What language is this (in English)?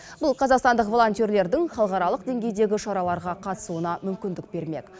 Kazakh